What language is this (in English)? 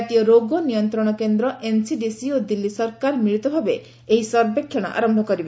Odia